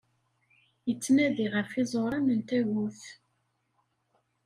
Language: Kabyle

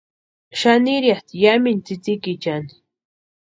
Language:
Western Highland Purepecha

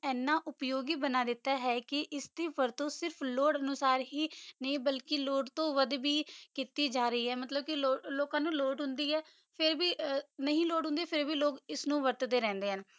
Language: Punjabi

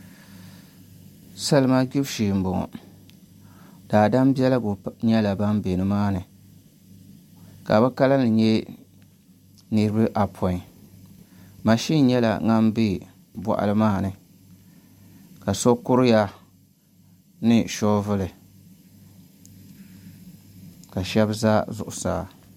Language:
Dagbani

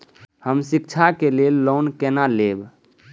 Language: Maithili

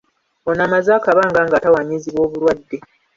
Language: Ganda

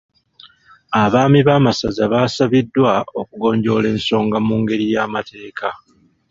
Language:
Ganda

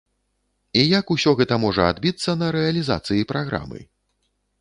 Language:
Belarusian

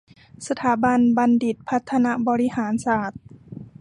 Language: Thai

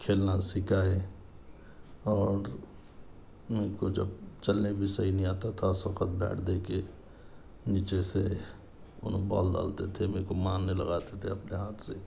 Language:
Urdu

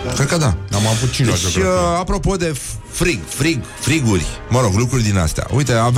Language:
Romanian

